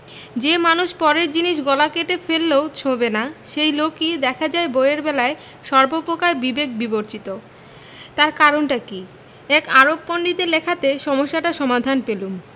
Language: Bangla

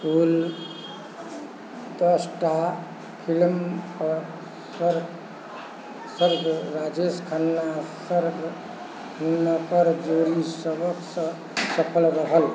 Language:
Maithili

